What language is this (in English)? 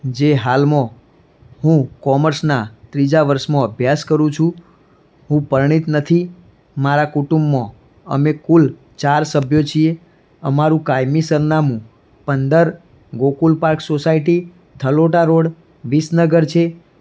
Gujarati